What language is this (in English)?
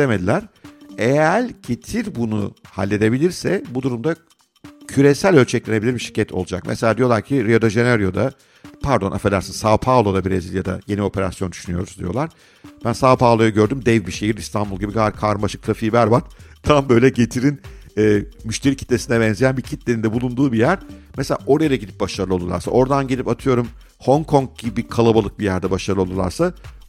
Turkish